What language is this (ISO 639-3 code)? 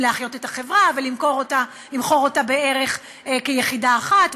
heb